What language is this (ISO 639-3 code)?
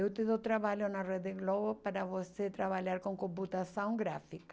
por